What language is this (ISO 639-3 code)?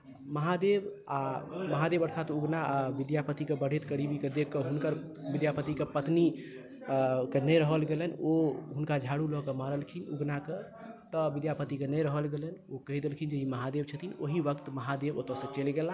mai